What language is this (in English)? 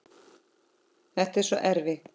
Icelandic